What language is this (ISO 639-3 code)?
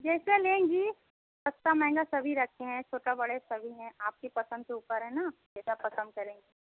hin